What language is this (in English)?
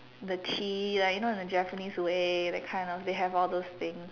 English